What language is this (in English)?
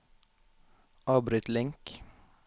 Norwegian